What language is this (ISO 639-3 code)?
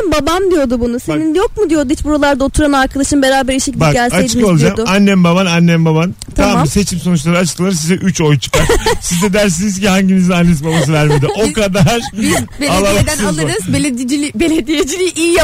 tur